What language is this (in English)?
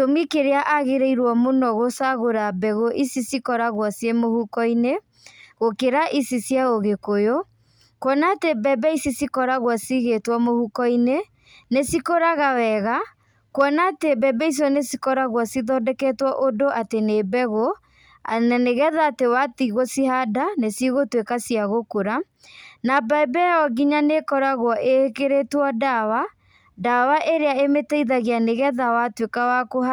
Kikuyu